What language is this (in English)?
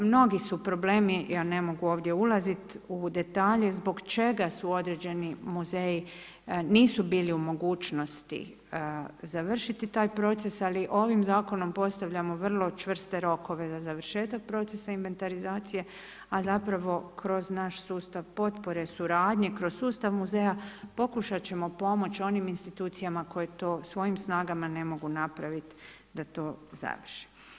Croatian